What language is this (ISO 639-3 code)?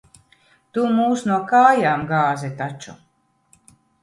lav